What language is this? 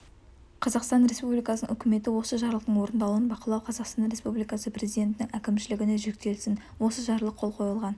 Kazakh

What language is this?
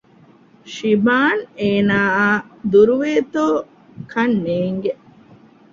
Divehi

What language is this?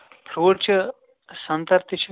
Kashmiri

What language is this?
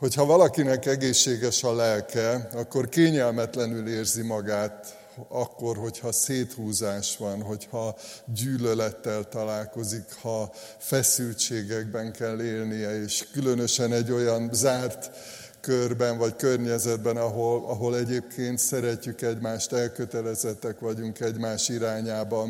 Hungarian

